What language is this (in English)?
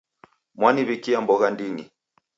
Taita